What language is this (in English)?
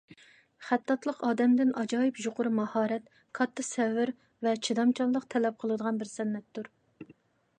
Uyghur